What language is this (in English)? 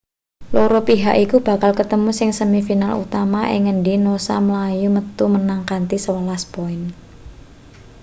Javanese